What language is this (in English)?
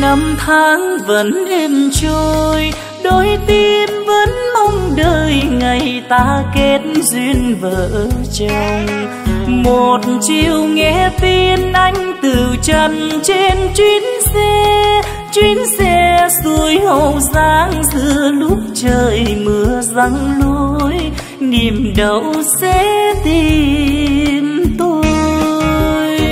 Vietnamese